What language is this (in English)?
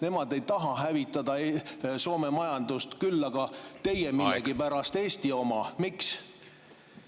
Estonian